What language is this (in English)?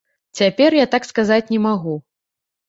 Belarusian